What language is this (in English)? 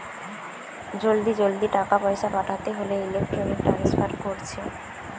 Bangla